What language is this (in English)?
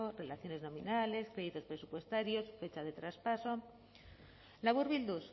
Spanish